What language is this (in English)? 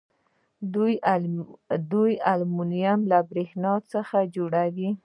Pashto